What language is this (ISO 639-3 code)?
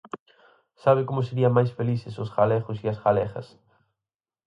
glg